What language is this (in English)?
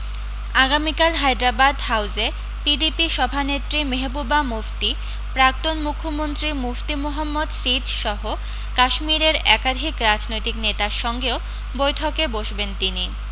Bangla